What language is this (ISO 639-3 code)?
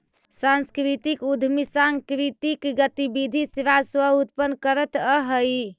mag